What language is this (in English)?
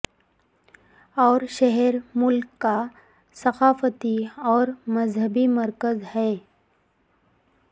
Urdu